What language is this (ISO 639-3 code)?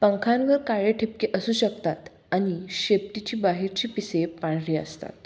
mar